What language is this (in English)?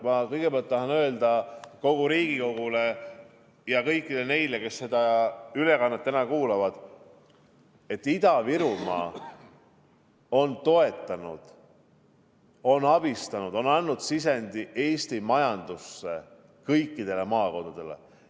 Estonian